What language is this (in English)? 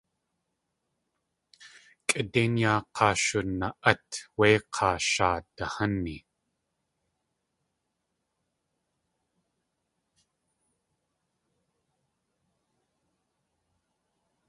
Tlingit